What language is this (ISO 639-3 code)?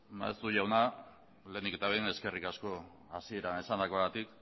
eus